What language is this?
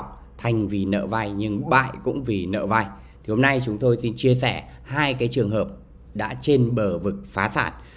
Vietnamese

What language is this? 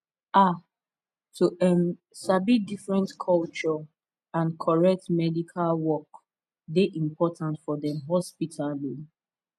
Nigerian Pidgin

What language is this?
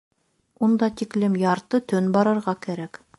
Bashkir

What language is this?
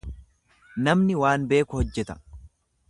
Oromo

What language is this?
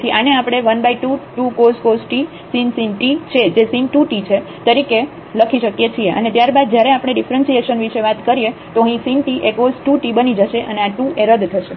Gujarati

